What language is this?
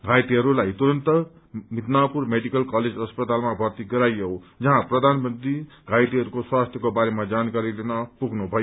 Nepali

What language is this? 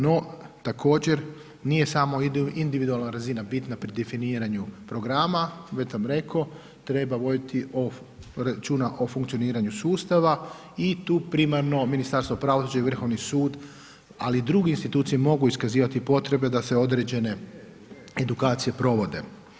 Croatian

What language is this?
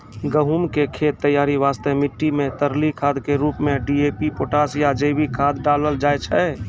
Maithili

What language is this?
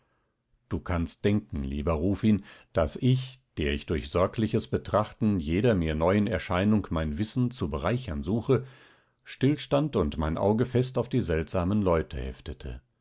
German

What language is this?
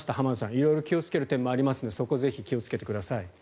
Japanese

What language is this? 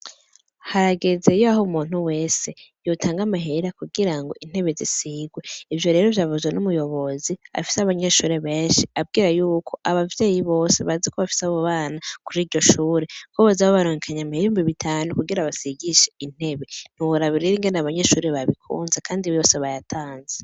Rundi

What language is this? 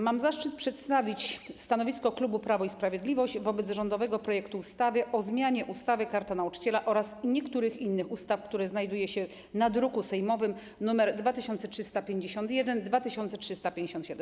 Polish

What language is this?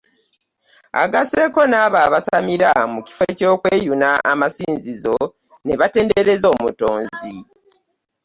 Ganda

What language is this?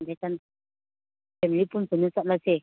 Manipuri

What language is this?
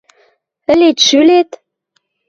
Western Mari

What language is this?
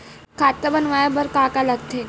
Chhattisgarhi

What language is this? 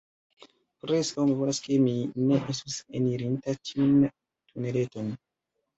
Esperanto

